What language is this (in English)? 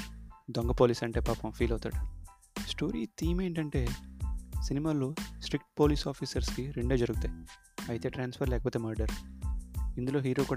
Telugu